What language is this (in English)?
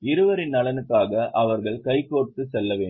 Tamil